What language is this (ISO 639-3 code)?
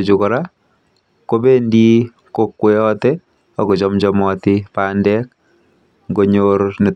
kln